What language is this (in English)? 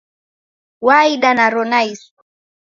Taita